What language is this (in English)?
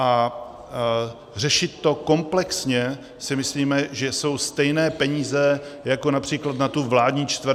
Czech